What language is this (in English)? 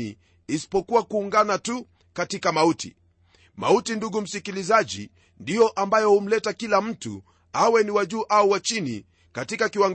Swahili